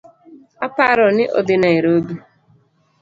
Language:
Luo (Kenya and Tanzania)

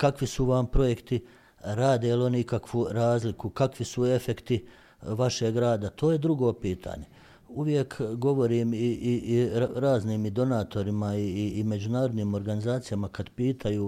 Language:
Croatian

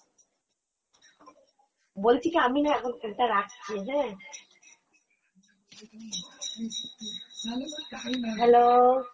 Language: Bangla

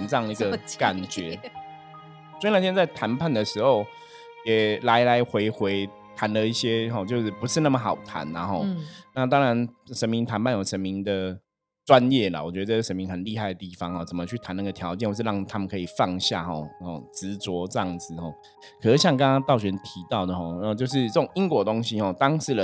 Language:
Chinese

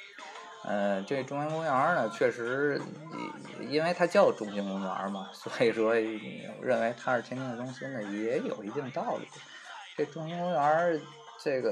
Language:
Chinese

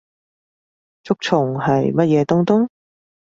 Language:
Cantonese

